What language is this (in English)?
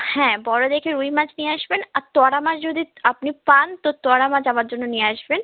Bangla